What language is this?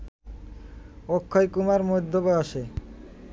Bangla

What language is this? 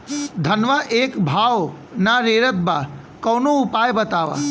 Bhojpuri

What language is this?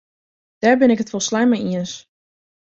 Western Frisian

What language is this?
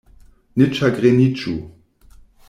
Esperanto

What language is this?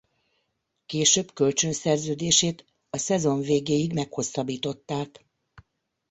Hungarian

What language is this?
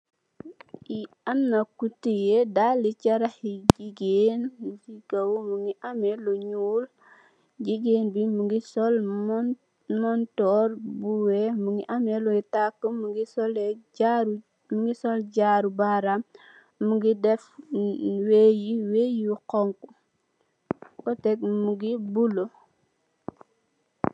Wolof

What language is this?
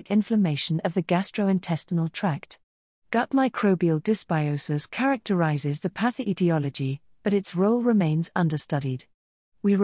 English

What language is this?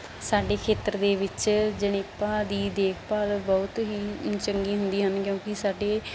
Punjabi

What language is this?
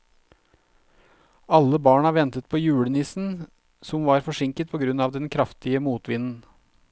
Norwegian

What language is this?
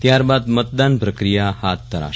Gujarati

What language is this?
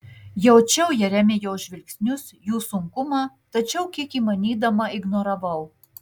Lithuanian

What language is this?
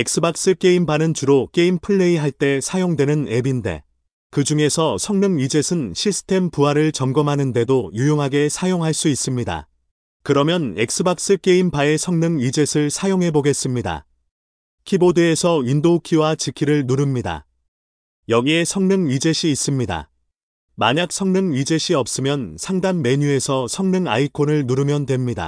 Korean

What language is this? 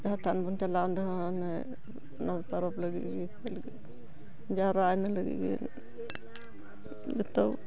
Santali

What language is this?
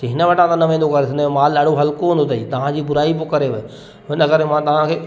Sindhi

